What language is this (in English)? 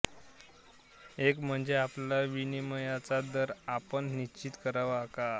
Marathi